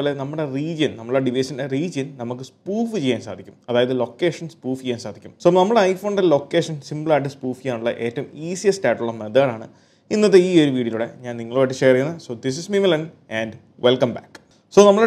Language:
Malayalam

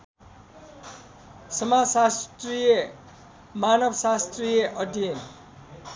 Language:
Nepali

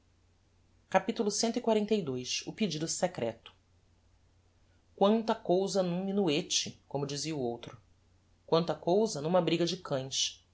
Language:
Portuguese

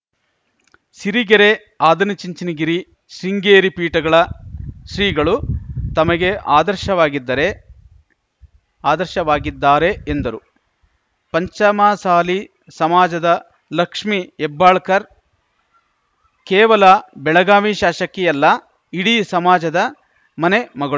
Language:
Kannada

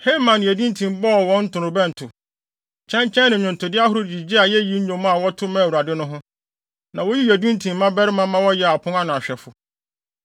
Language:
Akan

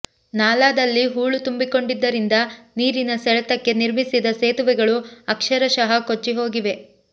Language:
Kannada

